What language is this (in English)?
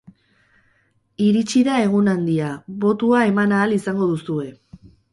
Basque